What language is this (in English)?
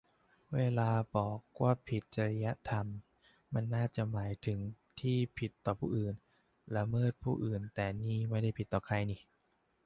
Thai